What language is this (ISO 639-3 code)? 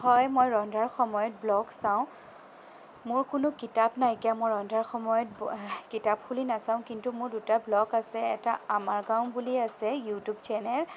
asm